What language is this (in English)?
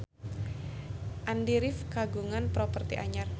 Sundanese